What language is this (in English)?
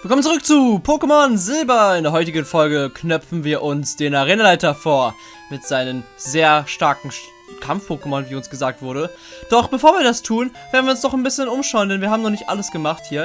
German